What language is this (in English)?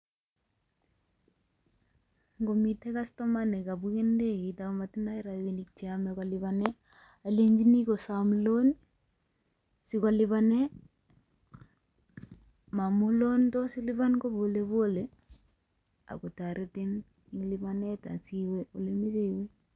Kalenjin